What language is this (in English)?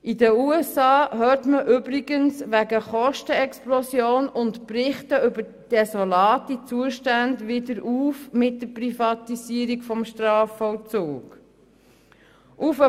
Swiss German